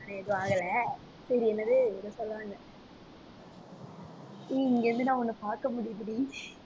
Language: Tamil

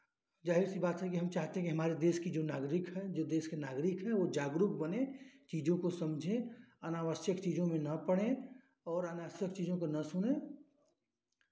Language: Hindi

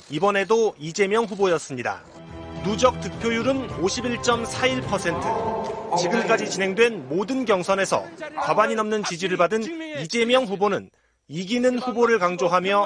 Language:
Korean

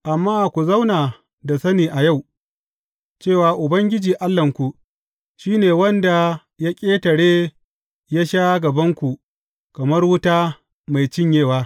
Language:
Hausa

